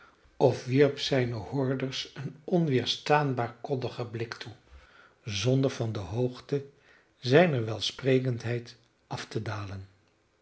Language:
Dutch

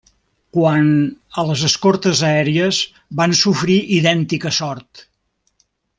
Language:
Catalan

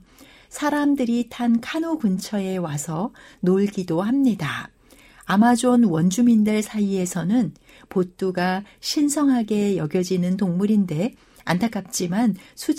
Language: Korean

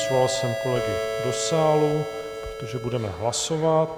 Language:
Czech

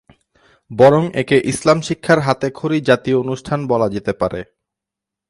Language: Bangla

